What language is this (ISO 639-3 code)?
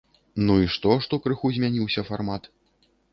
bel